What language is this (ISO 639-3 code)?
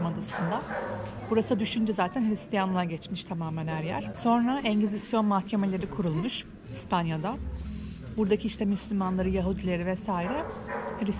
tur